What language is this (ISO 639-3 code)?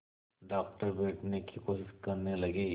hin